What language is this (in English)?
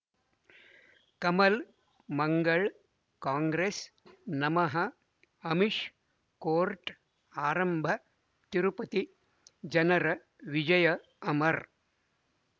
Kannada